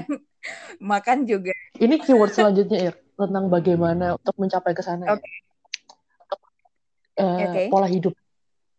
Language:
Indonesian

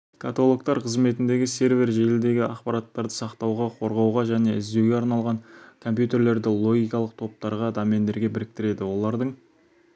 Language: Kazakh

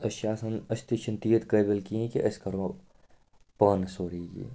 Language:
Kashmiri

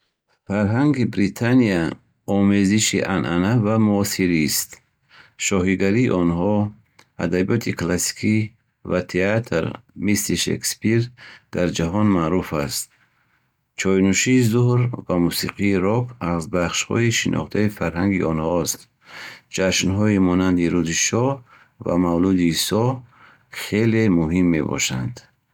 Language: Bukharic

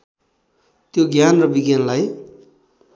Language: Nepali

